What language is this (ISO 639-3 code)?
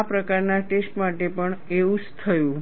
guj